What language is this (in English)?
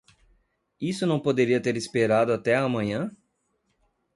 Portuguese